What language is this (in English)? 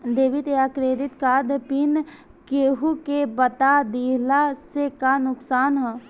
Bhojpuri